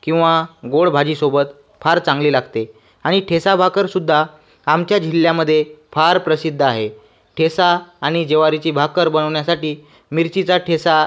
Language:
Marathi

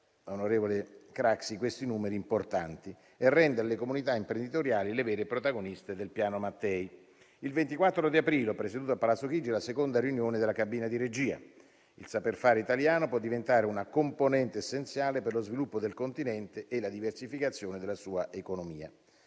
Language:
Italian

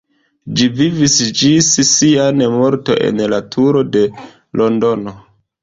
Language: Esperanto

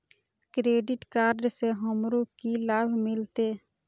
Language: Maithili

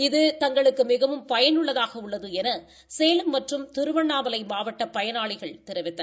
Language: Tamil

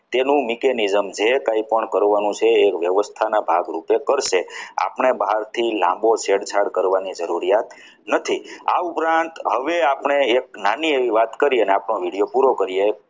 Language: Gujarati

